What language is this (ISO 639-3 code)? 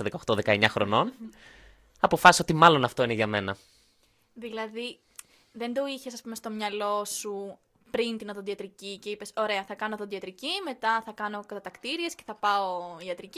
ell